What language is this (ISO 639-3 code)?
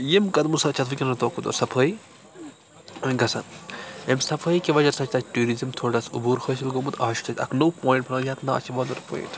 kas